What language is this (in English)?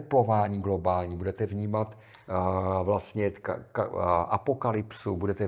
Czech